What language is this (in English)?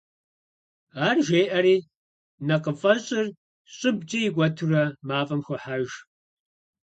Kabardian